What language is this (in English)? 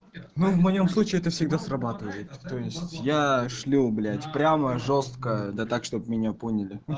Russian